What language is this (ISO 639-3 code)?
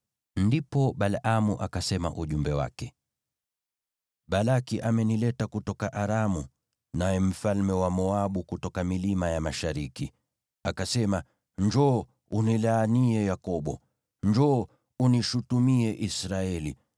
swa